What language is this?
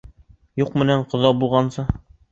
Bashkir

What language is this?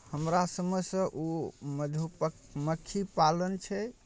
Maithili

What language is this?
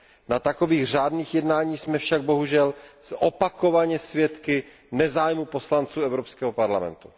Czech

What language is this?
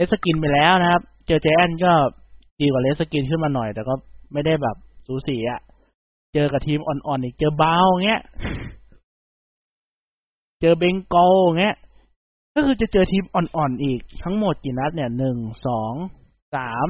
Thai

